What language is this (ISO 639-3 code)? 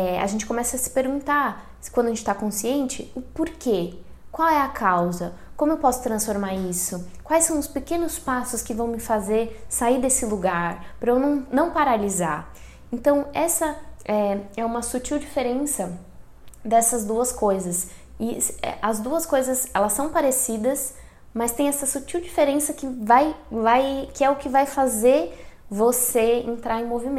por